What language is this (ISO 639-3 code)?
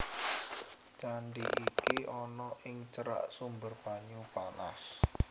jav